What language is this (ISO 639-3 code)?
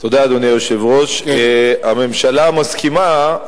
heb